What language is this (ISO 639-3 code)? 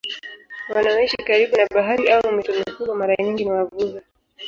swa